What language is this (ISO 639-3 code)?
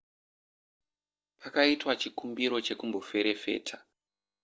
sna